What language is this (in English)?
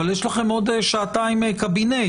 Hebrew